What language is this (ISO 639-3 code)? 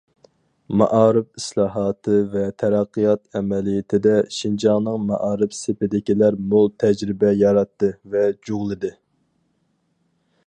uig